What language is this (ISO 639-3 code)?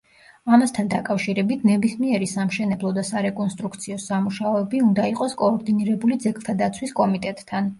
kat